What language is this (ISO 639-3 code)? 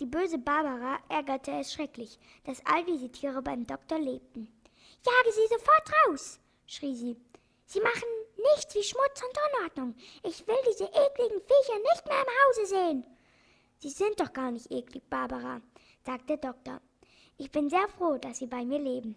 deu